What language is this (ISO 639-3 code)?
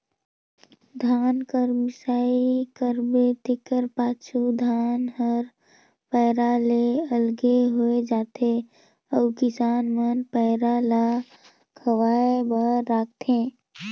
hne